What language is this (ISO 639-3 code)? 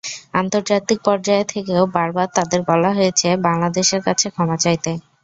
ben